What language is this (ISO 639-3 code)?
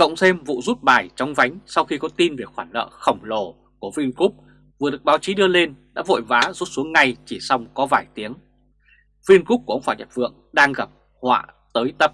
vie